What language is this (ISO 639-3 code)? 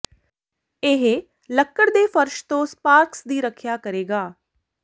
pan